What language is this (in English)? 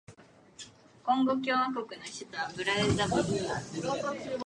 Japanese